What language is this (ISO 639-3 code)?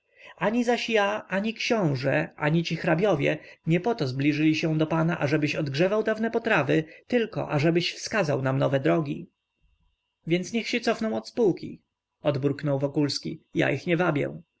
pol